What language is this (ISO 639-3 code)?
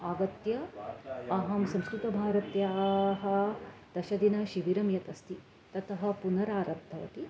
san